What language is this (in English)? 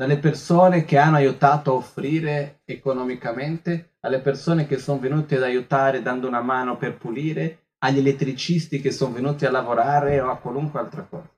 Italian